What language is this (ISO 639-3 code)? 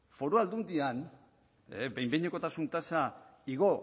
eus